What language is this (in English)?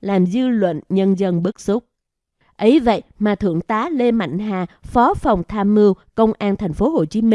Vietnamese